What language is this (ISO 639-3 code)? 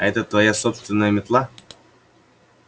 rus